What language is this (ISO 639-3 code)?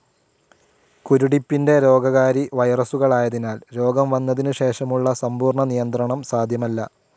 mal